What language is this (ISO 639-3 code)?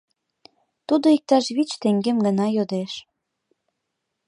chm